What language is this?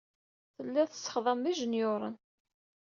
Kabyle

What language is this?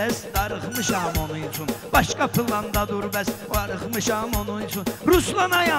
Turkish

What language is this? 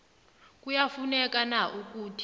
South Ndebele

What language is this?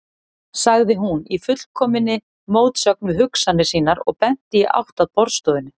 Icelandic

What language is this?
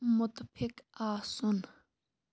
Kashmiri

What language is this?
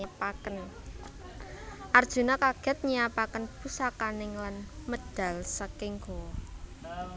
Javanese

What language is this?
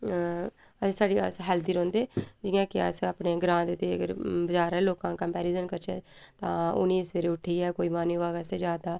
Dogri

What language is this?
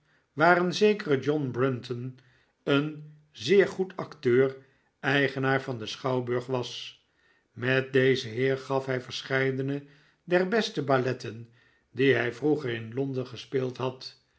Dutch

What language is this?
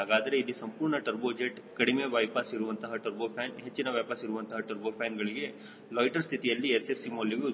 Kannada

